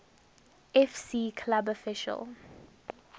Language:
English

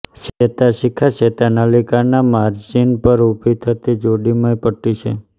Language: Gujarati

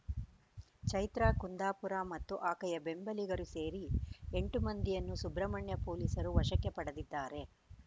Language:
Kannada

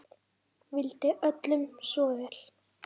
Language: Icelandic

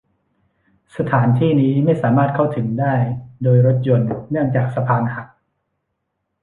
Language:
Thai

